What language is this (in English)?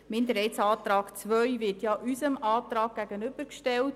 Swiss German